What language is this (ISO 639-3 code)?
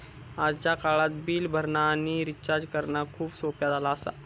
mar